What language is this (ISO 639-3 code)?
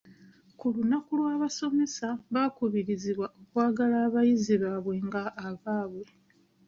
lug